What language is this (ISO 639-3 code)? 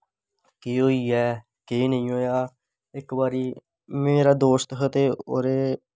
doi